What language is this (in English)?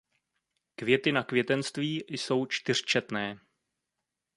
Czech